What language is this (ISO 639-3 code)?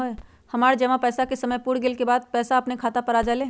mag